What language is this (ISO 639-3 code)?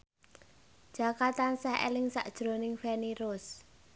jav